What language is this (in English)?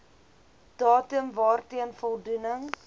Afrikaans